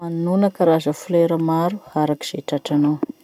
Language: Masikoro Malagasy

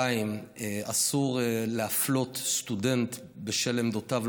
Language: Hebrew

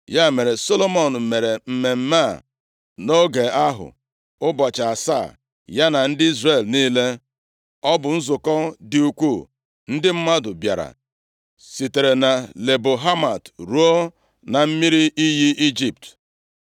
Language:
Igbo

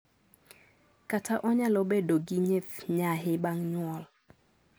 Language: Luo (Kenya and Tanzania)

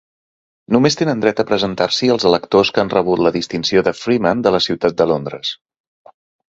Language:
Catalan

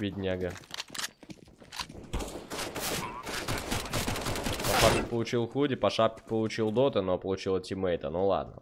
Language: Russian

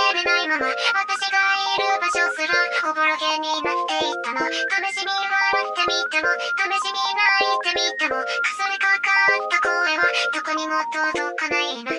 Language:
Japanese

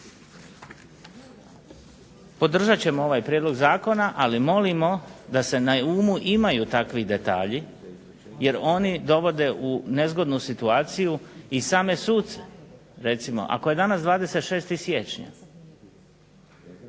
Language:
Croatian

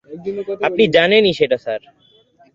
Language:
Bangla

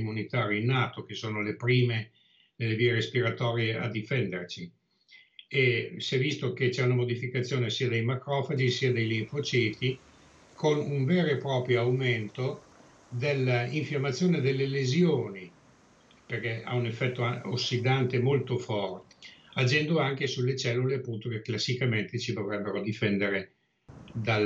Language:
Italian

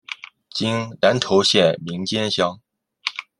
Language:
Chinese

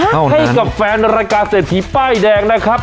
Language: Thai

